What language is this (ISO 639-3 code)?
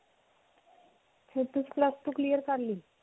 pan